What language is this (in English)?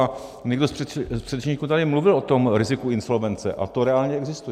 Czech